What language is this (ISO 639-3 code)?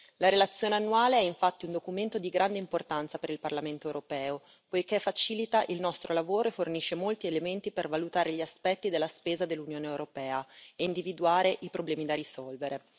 ita